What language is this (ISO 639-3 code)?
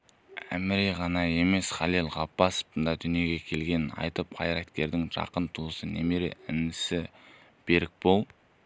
kaz